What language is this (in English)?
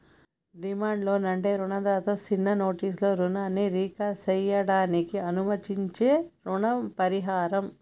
Telugu